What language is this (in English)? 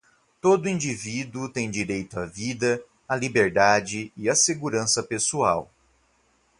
Portuguese